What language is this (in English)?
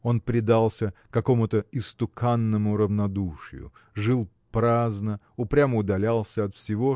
Russian